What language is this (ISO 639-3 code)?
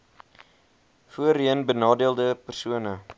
afr